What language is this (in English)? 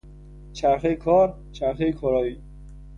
Persian